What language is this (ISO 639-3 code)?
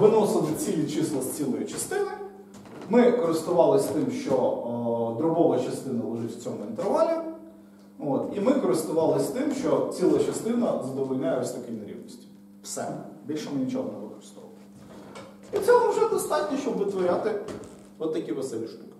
ukr